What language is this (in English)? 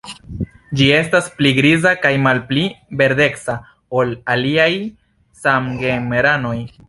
Esperanto